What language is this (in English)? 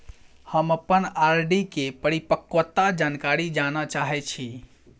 Maithili